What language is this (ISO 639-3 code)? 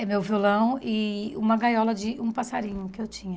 por